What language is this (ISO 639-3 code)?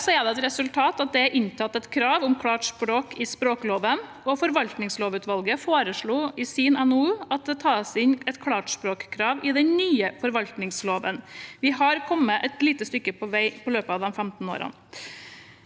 nor